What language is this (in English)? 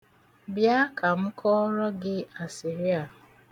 Igbo